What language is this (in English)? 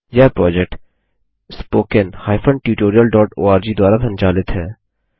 Hindi